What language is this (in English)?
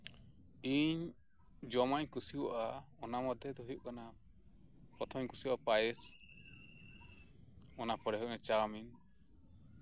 Santali